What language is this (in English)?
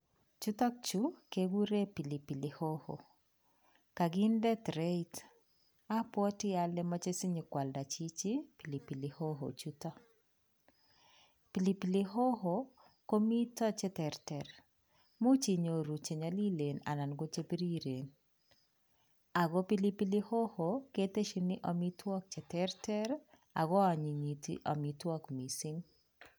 Kalenjin